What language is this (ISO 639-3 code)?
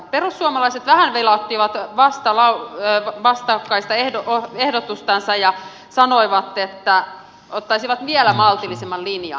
fin